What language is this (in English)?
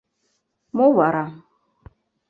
Mari